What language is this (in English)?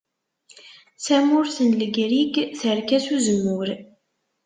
Kabyle